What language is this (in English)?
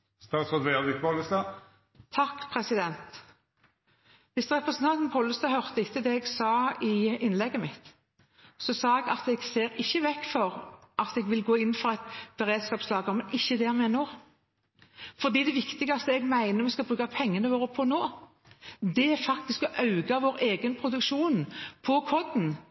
Norwegian